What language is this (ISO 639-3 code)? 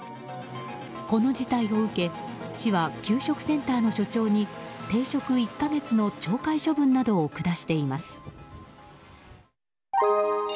jpn